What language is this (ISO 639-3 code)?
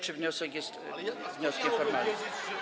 pol